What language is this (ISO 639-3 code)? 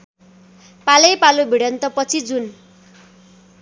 nep